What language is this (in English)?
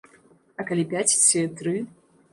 Belarusian